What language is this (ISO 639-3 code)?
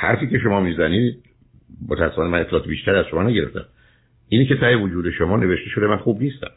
fas